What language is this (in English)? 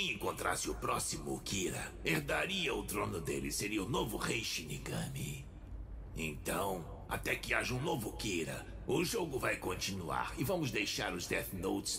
Portuguese